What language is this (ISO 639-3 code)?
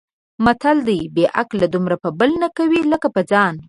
pus